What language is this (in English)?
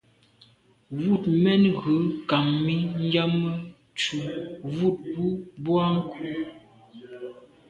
Medumba